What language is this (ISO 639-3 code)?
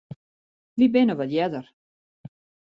fry